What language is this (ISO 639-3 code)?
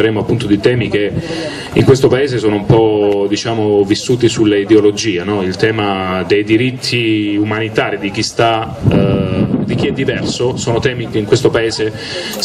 ita